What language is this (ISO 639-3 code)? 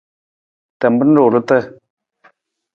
nmz